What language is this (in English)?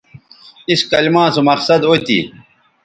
Bateri